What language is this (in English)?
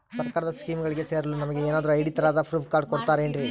Kannada